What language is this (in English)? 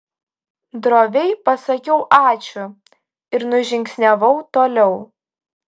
Lithuanian